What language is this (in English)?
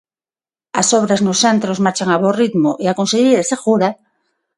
Galician